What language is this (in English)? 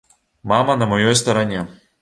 Belarusian